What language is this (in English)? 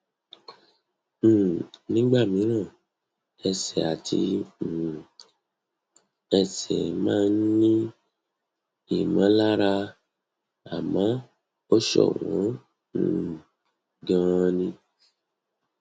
Yoruba